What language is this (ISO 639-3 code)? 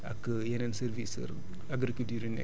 wol